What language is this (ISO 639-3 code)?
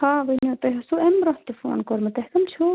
kas